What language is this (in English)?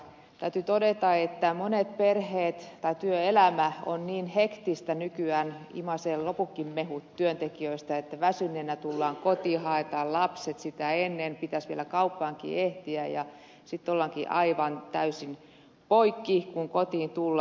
Finnish